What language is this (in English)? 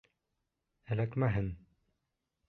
Bashkir